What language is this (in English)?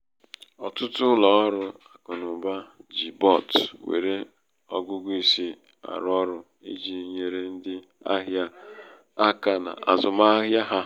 Igbo